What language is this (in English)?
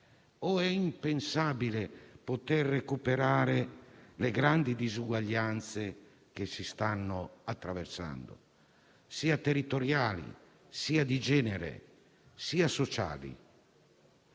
Italian